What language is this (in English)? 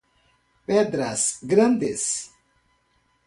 Portuguese